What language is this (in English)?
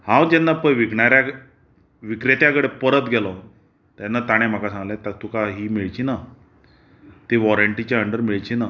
Konkani